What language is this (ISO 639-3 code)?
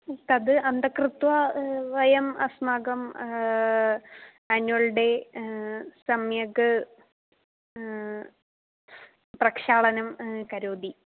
san